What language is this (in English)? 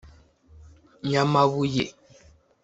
Kinyarwanda